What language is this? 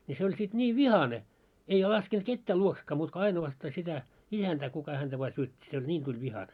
Finnish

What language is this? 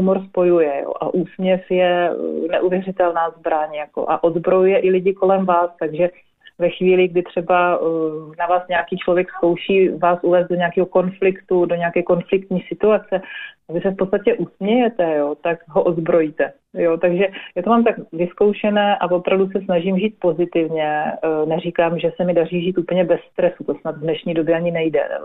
Czech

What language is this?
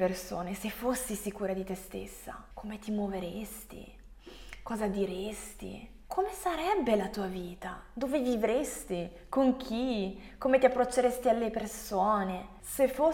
Italian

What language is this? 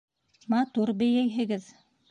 Bashkir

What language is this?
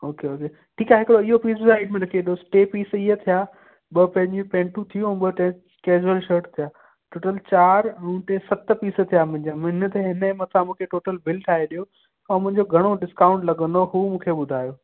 Sindhi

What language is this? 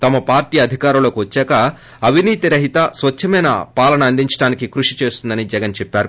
Telugu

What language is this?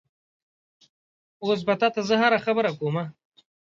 Pashto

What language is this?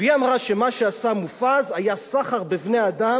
Hebrew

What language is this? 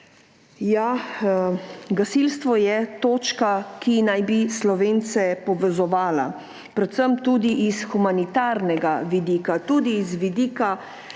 Slovenian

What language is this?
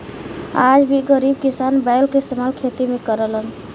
Bhojpuri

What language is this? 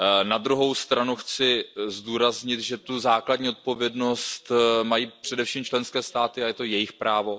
Czech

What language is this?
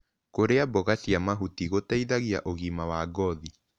Kikuyu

